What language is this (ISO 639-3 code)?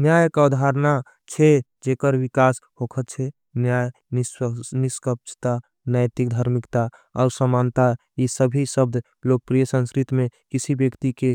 anp